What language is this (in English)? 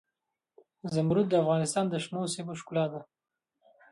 Pashto